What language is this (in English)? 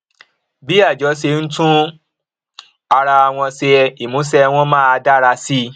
Yoruba